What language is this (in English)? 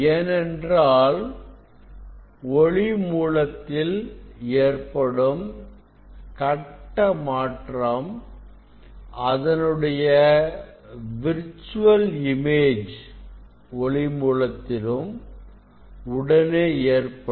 Tamil